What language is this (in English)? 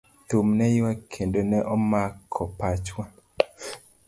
Luo (Kenya and Tanzania)